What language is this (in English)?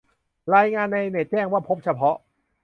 Thai